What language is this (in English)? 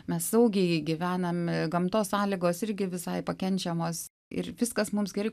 Lithuanian